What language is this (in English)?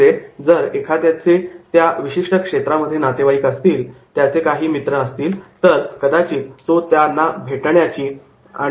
Marathi